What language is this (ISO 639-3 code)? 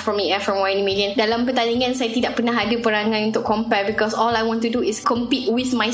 msa